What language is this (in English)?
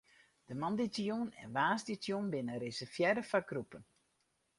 Western Frisian